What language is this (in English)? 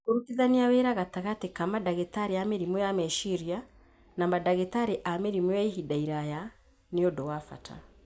Kikuyu